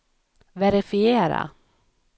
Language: Swedish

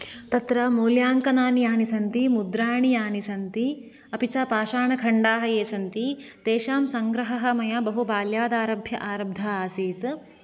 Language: Sanskrit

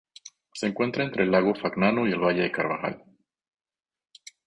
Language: Spanish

